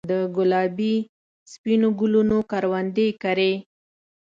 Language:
Pashto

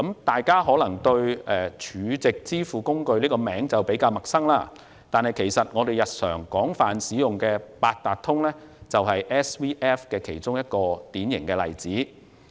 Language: Cantonese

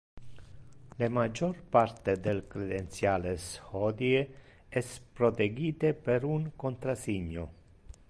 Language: Interlingua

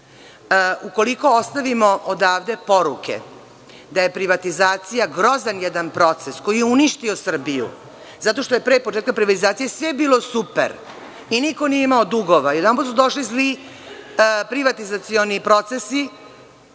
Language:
Serbian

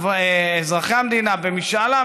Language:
Hebrew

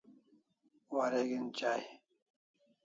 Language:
Kalasha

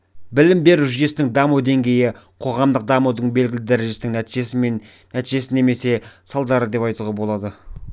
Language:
Kazakh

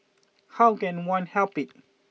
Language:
English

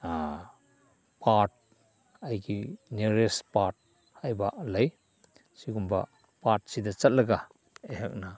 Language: Manipuri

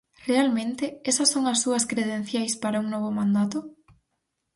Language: Galician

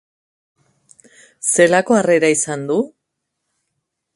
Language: Basque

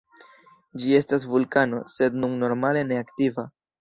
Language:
Esperanto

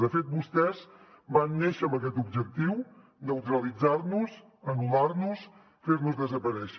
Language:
Catalan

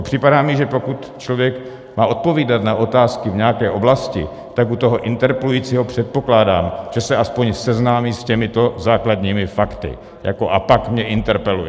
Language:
Czech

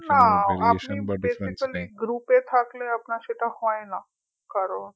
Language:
Bangla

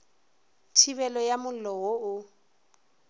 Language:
Northern Sotho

